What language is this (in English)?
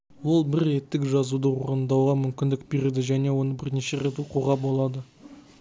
Kazakh